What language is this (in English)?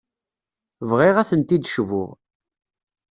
Kabyle